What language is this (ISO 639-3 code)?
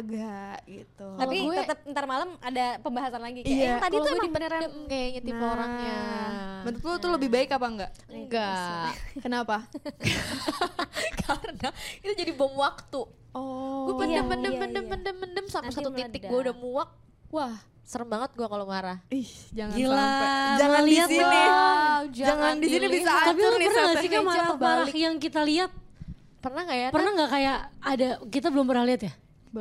ind